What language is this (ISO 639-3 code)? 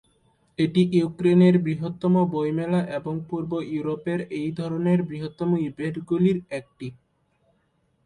ben